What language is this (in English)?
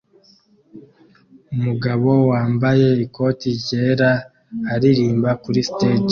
Kinyarwanda